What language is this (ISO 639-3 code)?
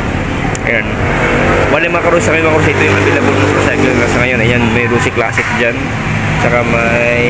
fil